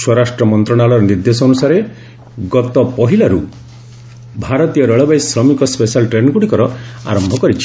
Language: Odia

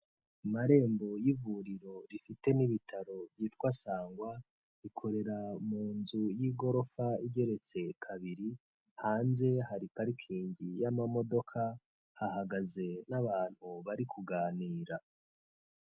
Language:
Kinyarwanda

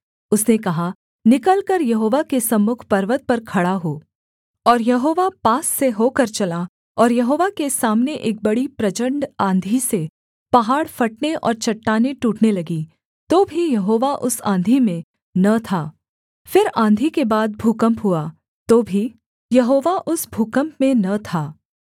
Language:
Hindi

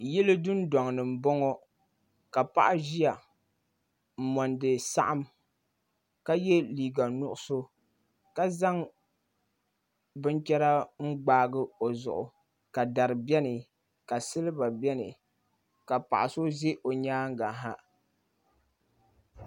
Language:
Dagbani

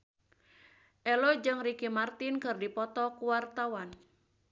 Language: Sundanese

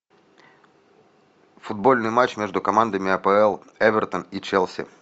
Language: Russian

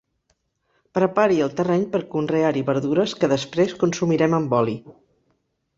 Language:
Catalan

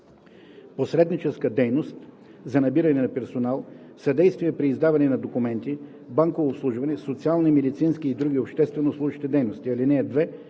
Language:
Bulgarian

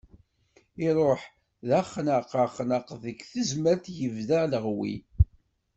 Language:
Kabyle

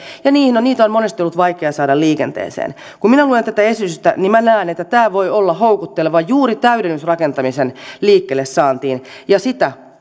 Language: Finnish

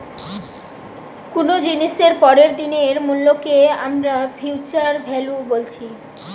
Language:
Bangla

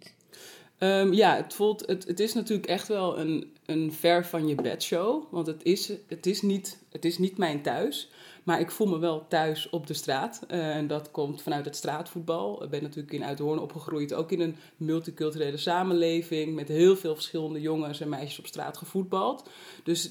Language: Dutch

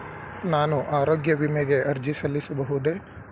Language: Kannada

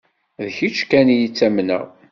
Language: Kabyle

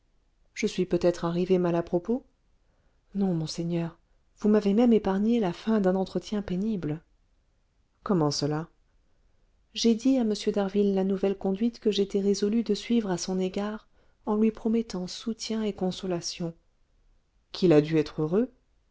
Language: French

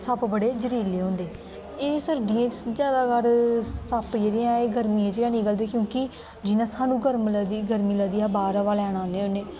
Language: Dogri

